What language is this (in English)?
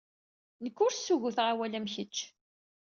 Kabyle